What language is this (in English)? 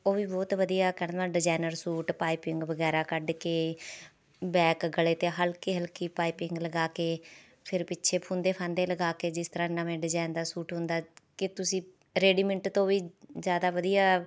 Punjabi